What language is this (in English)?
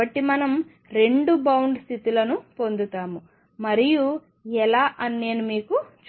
Telugu